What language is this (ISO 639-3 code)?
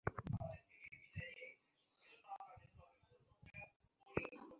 ben